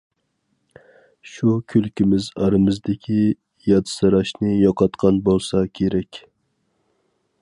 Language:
Uyghur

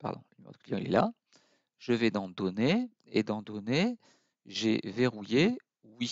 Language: French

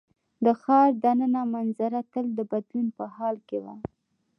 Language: Pashto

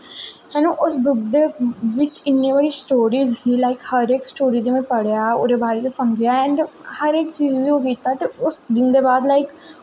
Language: Dogri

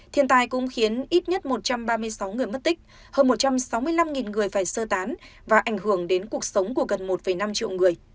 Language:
Vietnamese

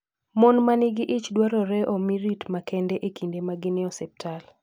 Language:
Luo (Kenya and Tanzania)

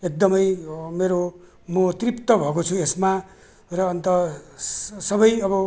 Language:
Nepali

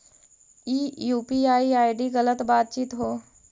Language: Magahi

